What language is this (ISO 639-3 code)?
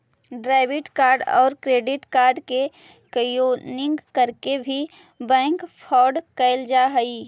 mag